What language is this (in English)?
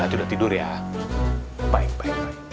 Indonesian